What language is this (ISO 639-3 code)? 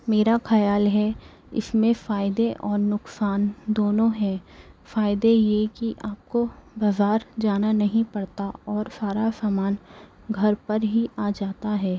urd